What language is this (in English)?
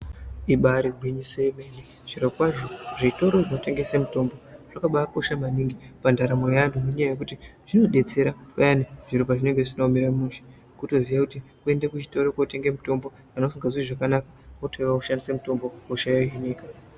Ndau